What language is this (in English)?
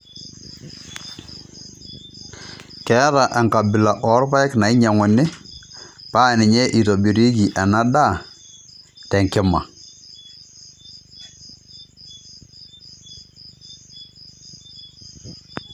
Masai